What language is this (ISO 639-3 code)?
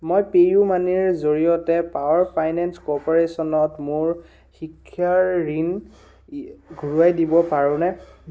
asm